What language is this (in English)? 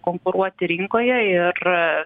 Lithuanian